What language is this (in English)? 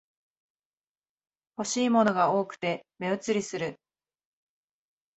Japanese